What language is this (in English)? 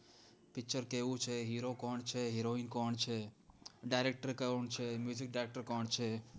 Gujarati